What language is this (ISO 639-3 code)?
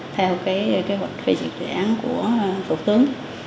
vie